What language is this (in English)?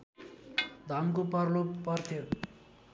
Nepali